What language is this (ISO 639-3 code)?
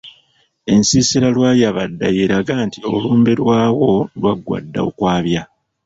lug